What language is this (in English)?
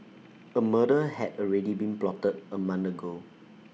English